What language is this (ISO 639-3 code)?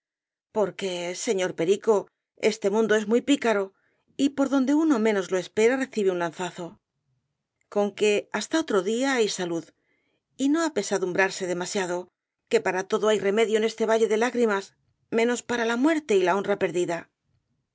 spa